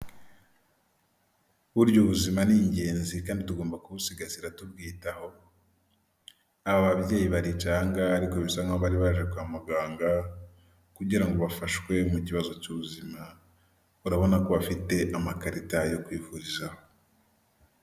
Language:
Kinyarwanda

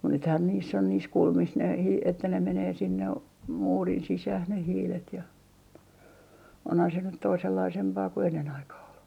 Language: Finnish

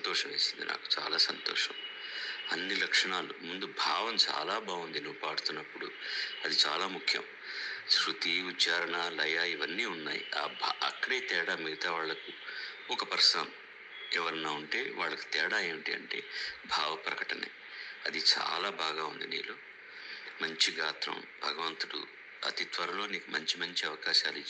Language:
Telugu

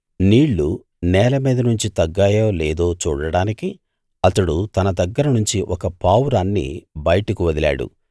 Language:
Telugu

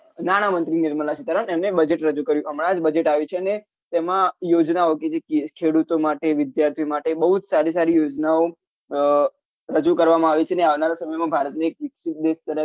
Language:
Gujarati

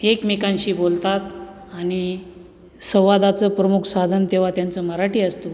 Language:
Marathi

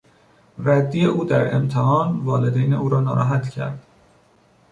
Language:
Persian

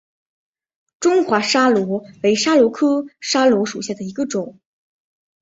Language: Chinese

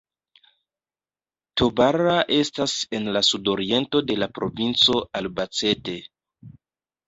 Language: Esperanto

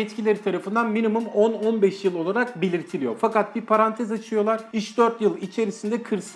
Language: Turkish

